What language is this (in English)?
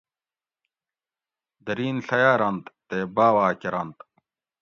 Gawri